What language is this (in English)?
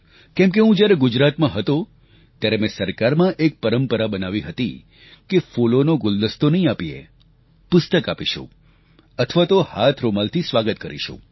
Gujarati